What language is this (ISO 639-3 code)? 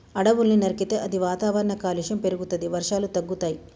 tel